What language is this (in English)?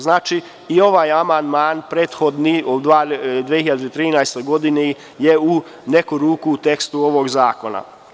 Serbian